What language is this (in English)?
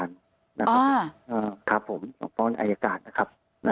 Thai